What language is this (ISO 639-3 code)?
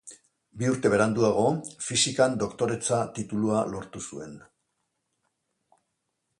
eus